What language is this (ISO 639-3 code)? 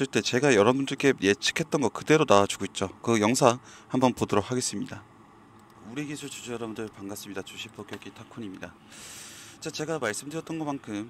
kor